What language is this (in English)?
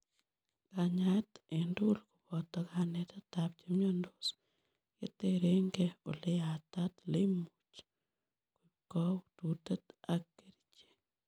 Kalenjin